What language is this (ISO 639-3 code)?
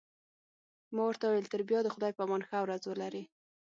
pus